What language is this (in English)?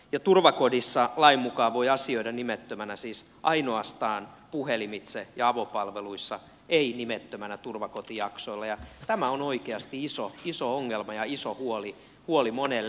Finnish